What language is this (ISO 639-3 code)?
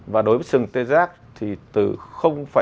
vie